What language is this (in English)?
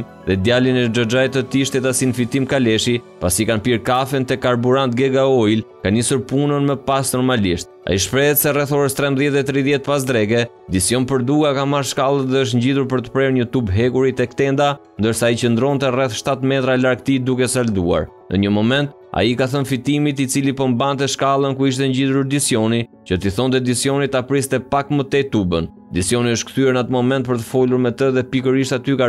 Romanian